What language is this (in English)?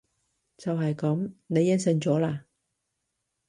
Cantonese